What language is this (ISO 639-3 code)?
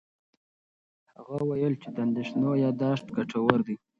pus